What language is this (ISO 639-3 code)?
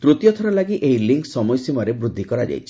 ori